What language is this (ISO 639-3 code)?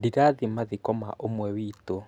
kik